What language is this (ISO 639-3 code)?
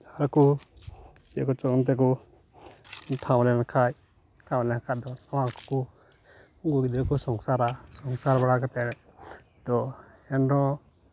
sat